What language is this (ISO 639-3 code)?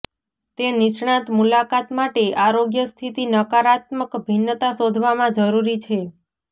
guj